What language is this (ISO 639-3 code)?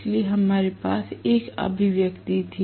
hin